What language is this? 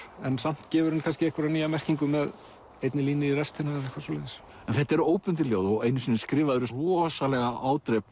Icelandic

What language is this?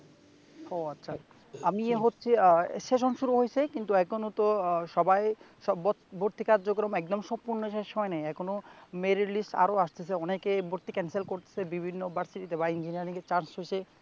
Bangla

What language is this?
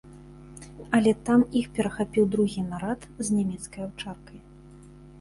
Belarusian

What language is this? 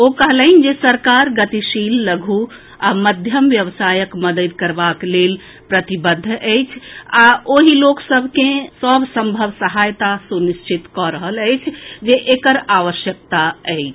Maithili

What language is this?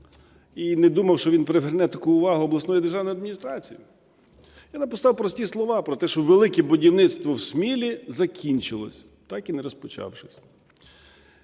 Ukrainian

